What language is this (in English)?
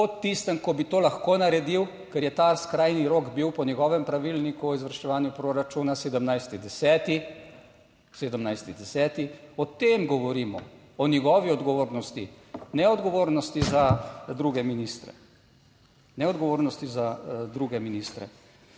Slovenian